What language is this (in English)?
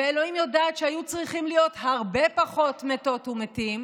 Hebrew